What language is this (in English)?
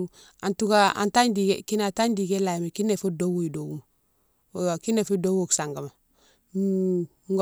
Mansoanka